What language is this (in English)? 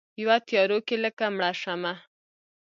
Pashto